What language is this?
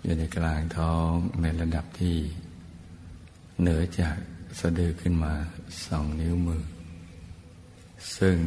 Thai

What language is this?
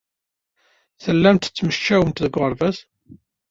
Kabyle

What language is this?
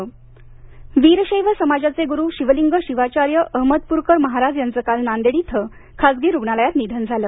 Marathi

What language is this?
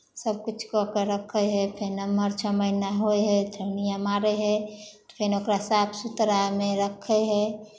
Maithili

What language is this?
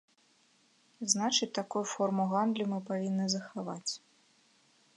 Belarusian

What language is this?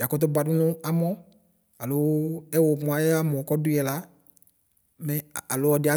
Ikposo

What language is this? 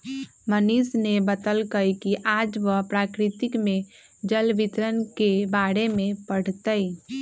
Magahi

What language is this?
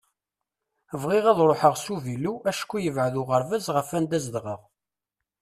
Kabyle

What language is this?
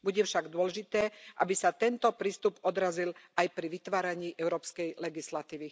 Slovak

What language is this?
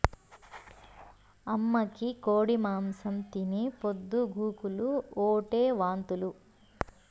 Telugu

